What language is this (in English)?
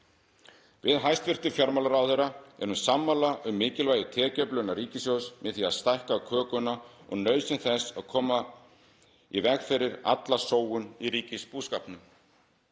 Icelandic